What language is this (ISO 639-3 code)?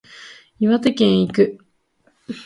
jpn